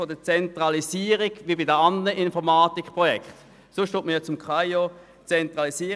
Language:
Swiss German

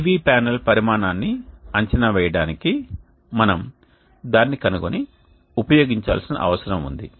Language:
Telugu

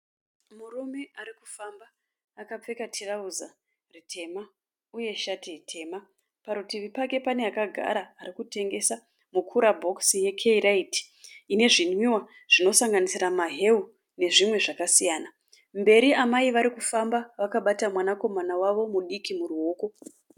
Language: Shona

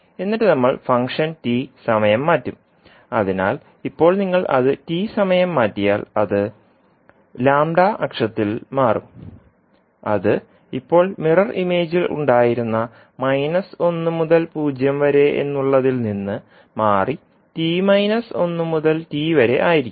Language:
Malayalam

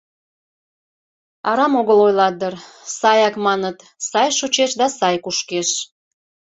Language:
Mari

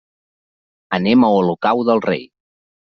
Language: Catalan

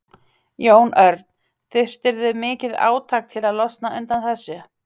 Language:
Icelandic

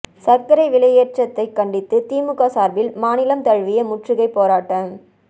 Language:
Tamil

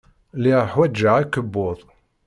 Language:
Kabyle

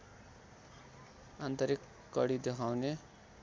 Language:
Nepali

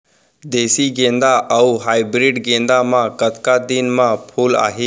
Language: Chhattisgarhi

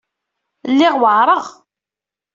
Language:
Kabyle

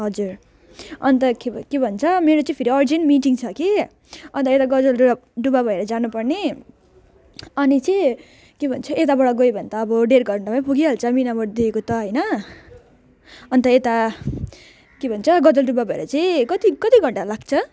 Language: Nepali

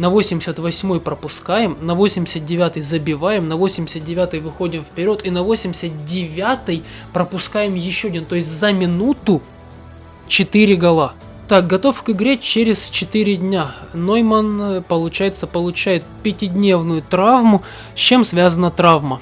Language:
Russian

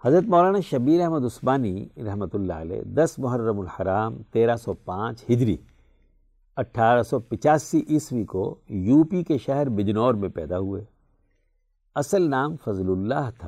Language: Urdu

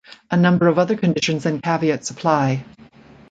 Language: English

